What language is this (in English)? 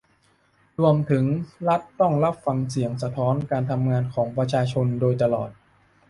Thai